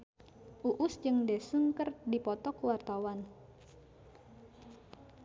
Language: Sundanese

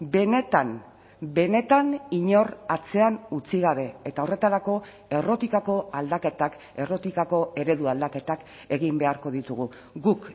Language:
Basque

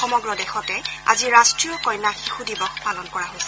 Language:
Assamese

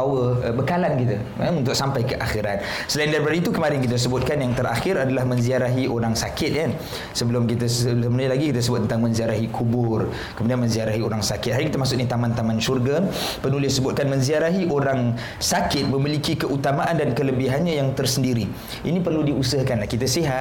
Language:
Malay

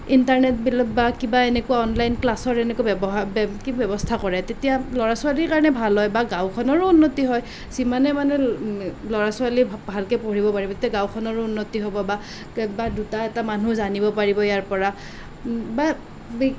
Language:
Assamese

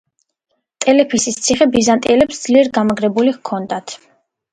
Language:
Georgian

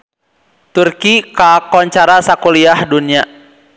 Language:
Sundanese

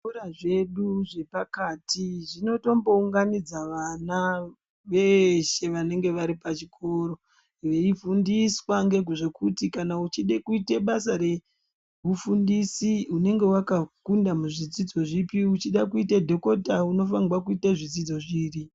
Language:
Ndau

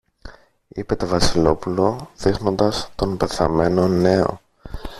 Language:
Greek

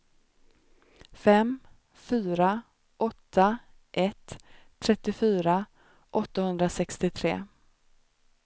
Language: Swedish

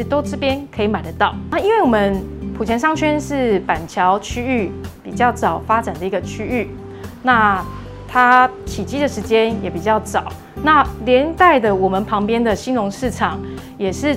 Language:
Chinese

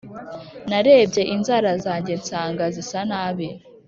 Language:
Kinyarwanda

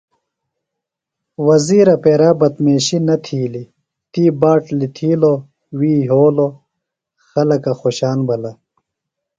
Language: Phalura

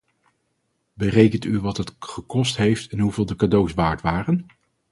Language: Dutch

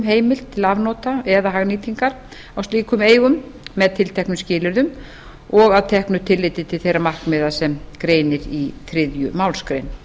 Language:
Icelandic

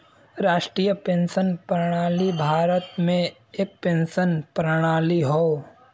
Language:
Bhojpuri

